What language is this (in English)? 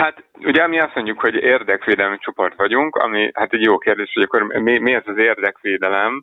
Hungarian